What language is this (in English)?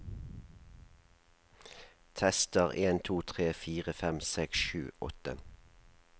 Norwegian